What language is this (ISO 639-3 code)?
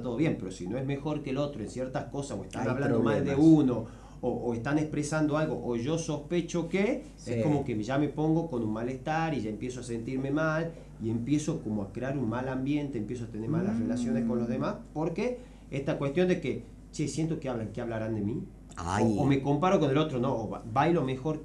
spa